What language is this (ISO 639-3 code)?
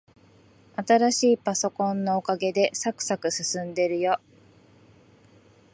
jpn